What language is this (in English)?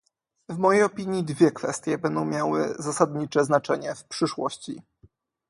Polish